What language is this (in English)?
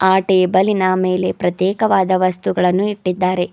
Kannada